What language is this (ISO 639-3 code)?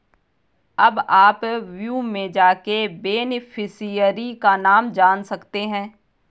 hin